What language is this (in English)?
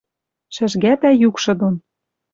Western Mari